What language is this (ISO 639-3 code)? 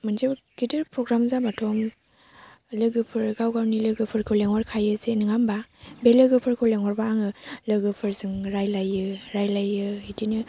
brx